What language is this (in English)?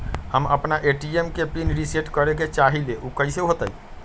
Magahi